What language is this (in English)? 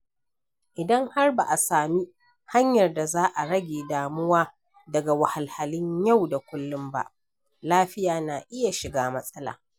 Hausa